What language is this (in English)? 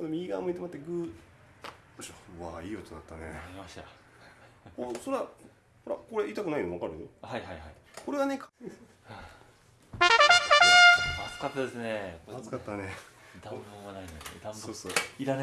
Japanese